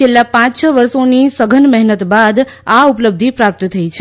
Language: Gujarati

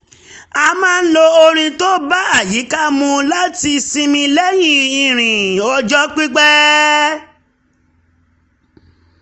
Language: Yoruba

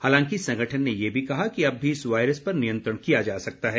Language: Hindi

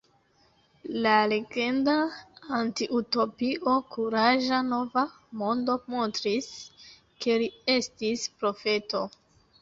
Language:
Esperanto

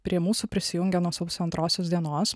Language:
Lithuanian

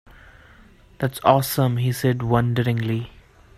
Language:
English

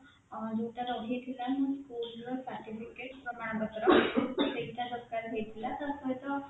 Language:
Odia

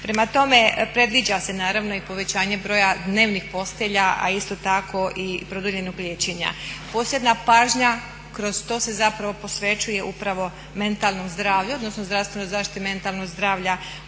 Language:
Croatian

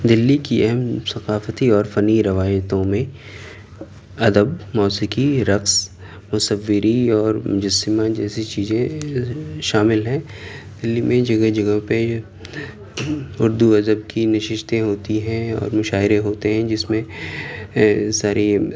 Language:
Urdu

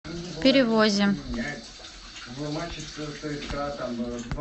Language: Russian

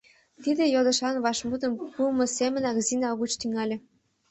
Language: Mari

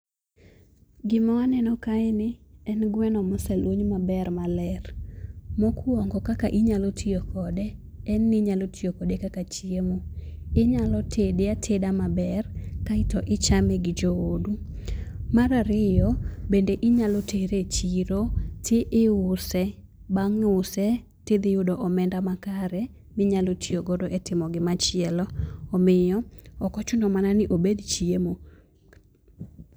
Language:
Luo (Kenya and Tanzania)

